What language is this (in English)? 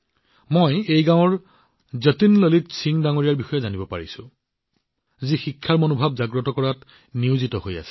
Assamese